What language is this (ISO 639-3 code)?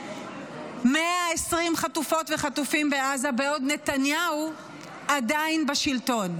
heb